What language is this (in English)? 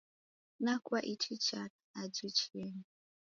Taita